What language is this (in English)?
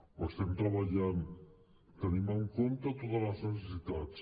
Catalan